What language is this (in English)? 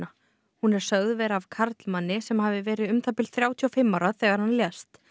Icelandic